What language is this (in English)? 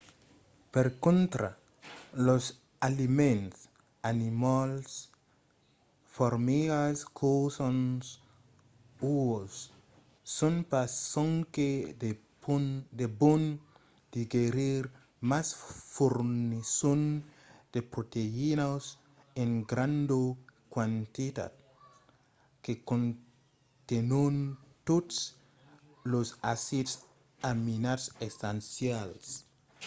Occitan